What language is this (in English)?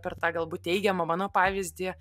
Lithuanian